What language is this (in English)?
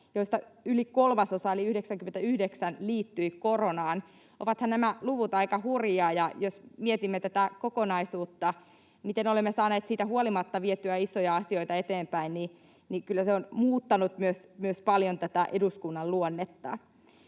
Finnish